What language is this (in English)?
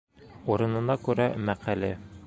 Bashkir